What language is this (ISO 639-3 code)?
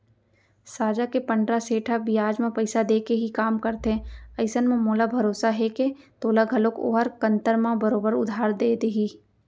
hne